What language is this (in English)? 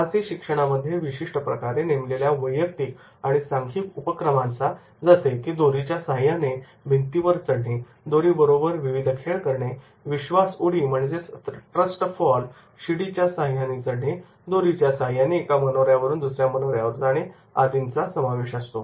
Marathi